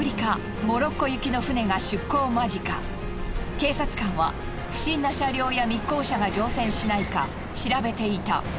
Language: Japanese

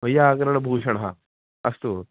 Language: Sanskrit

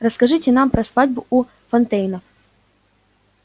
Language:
Russian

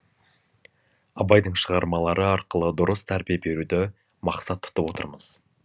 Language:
Kazakh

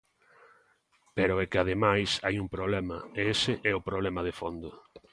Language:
Galician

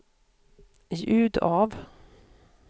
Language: Swedish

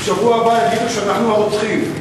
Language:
Hebrew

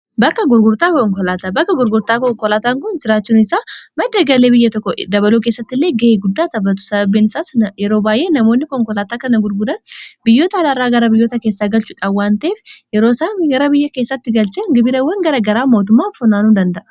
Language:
Oromo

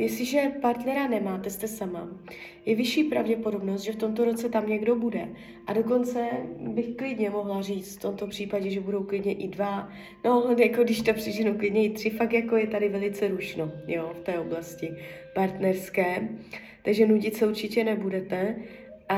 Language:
Czech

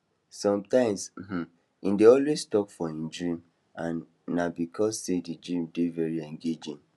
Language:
Nigerian Pidgin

